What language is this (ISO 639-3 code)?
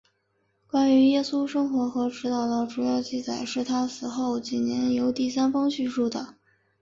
zho